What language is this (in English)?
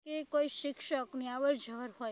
Gujarati